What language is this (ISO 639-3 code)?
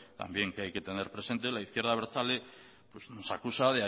spa